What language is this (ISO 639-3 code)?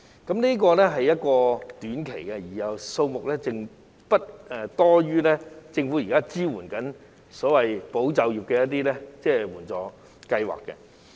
yue